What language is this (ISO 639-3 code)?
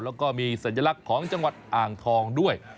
tha